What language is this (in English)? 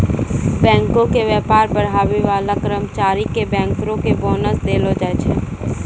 Maithili